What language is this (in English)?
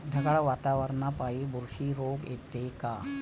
Marathi